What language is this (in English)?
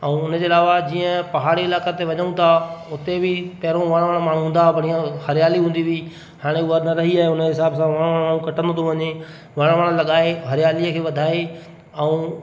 Sindhi